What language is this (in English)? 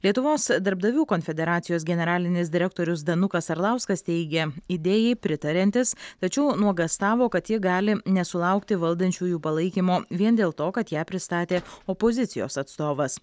Lithuanian